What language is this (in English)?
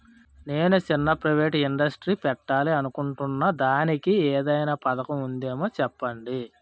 Telugu